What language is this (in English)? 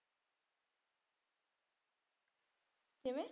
Punjabi